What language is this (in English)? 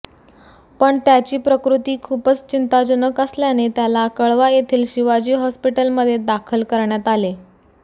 Marathi